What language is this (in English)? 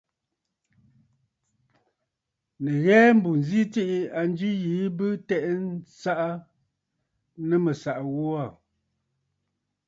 Bafut